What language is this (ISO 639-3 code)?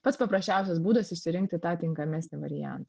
lit